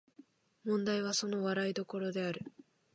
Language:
Japanese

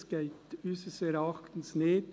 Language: Swiss German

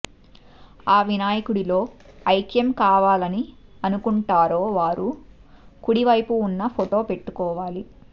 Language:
Telugu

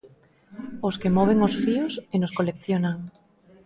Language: Galician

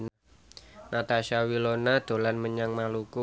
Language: Javanese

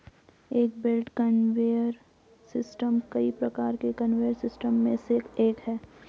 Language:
Hindi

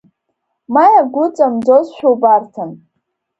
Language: Abkhazian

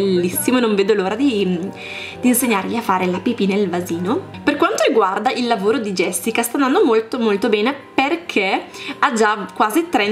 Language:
Italian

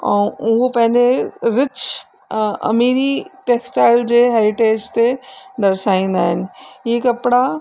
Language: Sindhi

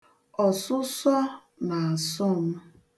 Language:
Igbo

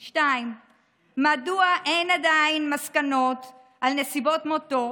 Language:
Hebrew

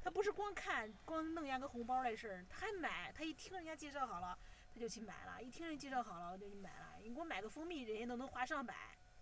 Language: Chinese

